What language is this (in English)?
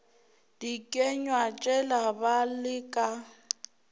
Northern Sotho